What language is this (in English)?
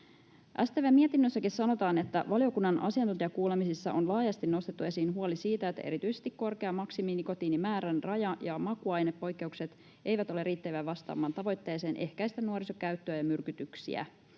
Finnish